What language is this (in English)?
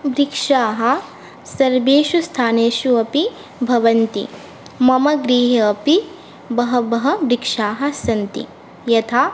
Sanskrit